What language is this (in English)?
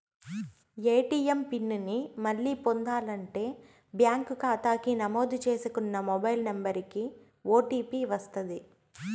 Telugu